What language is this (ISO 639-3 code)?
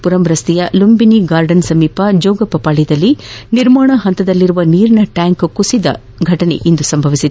kan